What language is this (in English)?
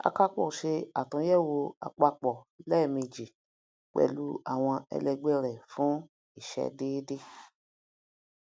Yoruba